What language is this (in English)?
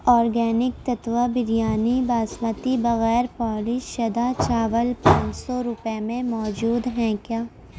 Urdu